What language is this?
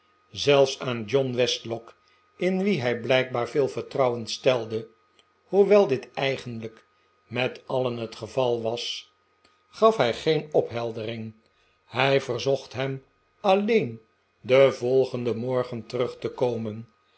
Dutch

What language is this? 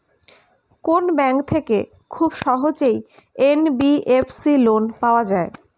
Bangla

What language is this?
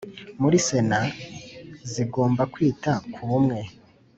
Kinyarwanda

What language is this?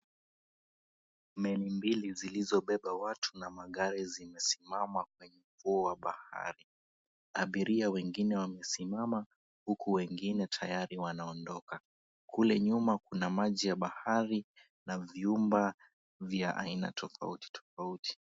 Swahili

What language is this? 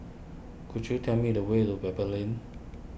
English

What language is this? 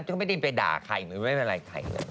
Thai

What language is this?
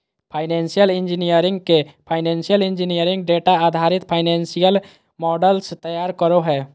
Magahi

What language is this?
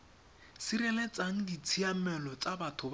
Tswana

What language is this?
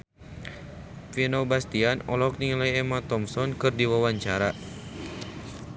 Sundanese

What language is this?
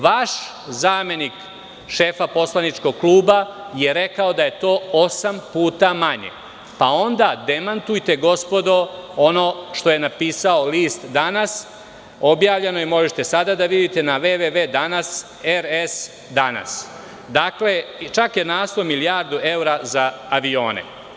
Serbian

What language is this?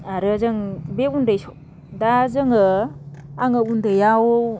Bodo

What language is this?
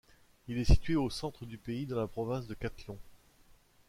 French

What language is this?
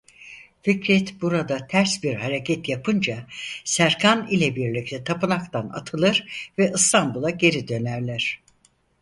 Turkish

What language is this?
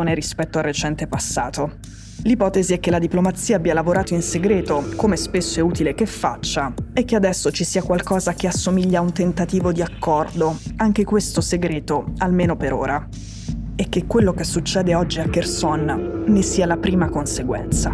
Italian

